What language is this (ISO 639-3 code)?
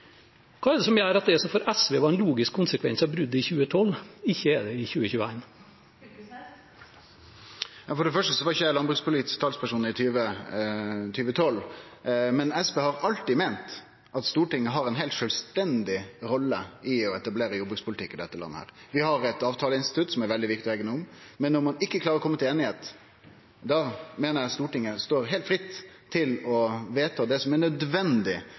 nor